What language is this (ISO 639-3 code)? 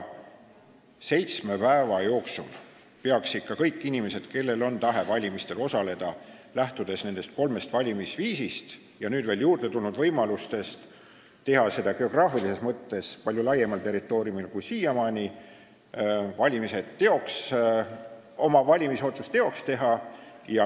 est